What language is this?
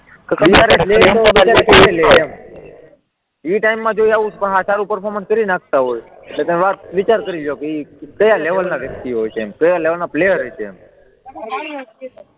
Gujarati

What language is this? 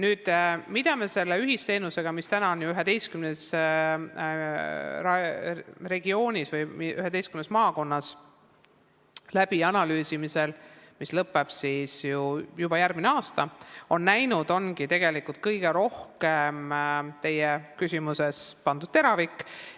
Estonian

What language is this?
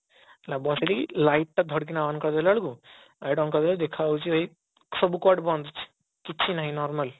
Odia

